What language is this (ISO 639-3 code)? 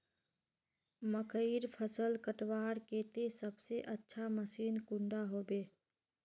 mag